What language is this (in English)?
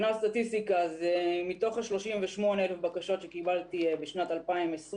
Hebrew